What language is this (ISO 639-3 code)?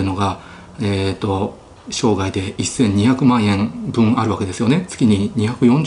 jpn